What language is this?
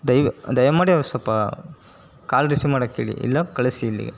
Kannada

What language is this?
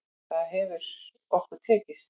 Icelandic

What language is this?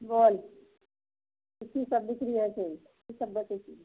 Maithili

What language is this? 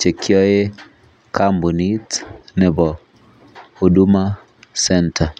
Kalenjin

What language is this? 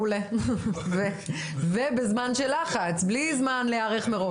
Hebrew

